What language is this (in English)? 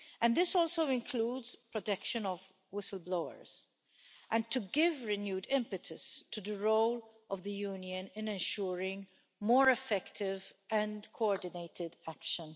English